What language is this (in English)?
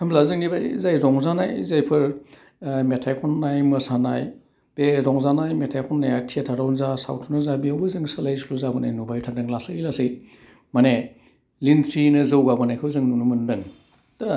Bodo